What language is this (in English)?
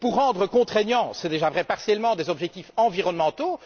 French